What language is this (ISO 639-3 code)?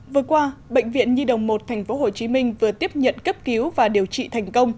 vie